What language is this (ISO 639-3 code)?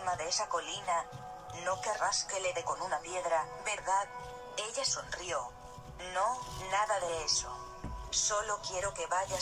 spa